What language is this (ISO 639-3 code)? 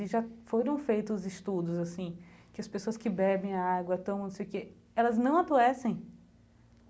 por